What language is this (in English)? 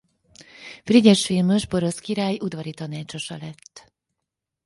Hungarian